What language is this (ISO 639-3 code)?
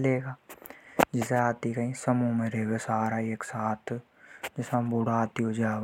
hoj